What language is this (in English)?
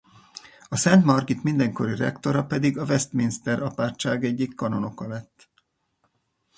Hungarian